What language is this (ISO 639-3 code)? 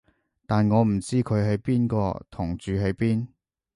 yue